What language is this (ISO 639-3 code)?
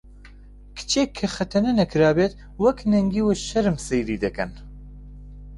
ckb